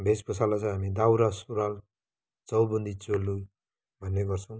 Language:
Nepali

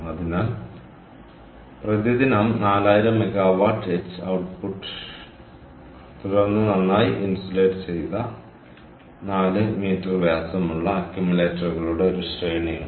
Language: Malayalam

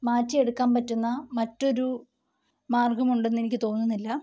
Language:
Malayalam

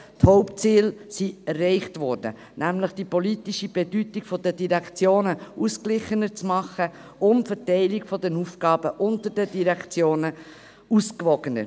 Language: Swiss German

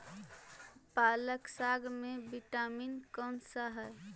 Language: Magahi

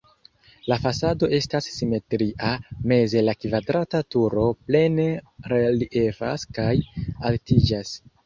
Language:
Esperanto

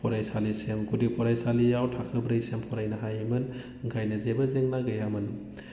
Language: Bodo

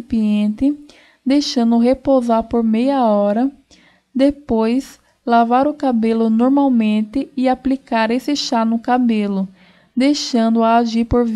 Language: Portuguese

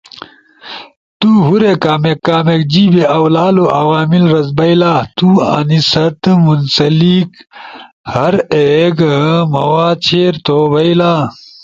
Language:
Ushojo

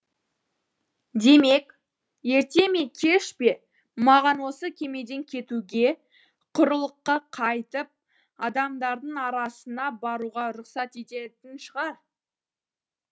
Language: Kazakh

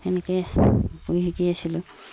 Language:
Assamese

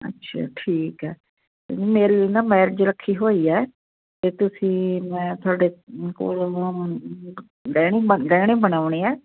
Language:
Punjabi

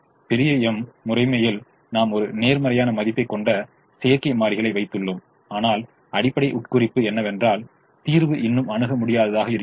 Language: Tamil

